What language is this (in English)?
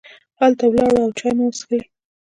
Pashto